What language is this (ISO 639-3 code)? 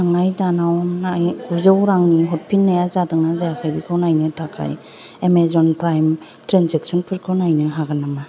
brx